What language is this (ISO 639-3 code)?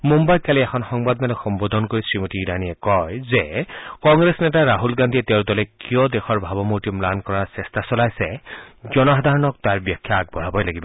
asm